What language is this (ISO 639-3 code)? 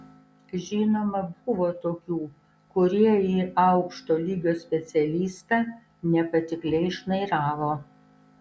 lit